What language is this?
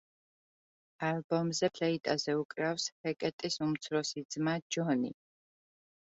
Georgian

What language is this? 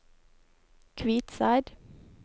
Norwegian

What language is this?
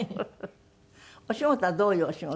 Japanese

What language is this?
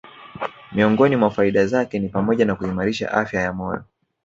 Swahili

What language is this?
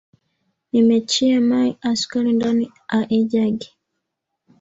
Swahili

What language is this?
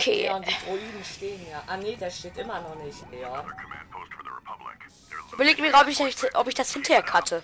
German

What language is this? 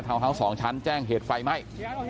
Thai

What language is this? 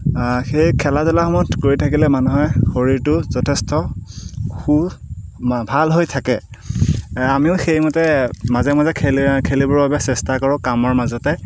Assamese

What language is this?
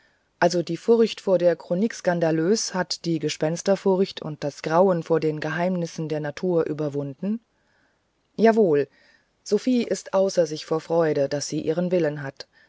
German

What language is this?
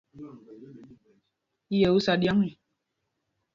Mpumpong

